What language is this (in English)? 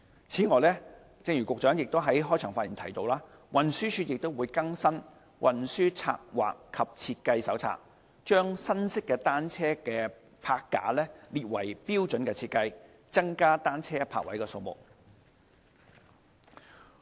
Cantonese